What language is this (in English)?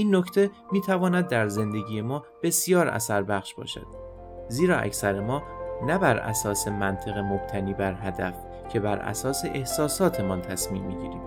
Persian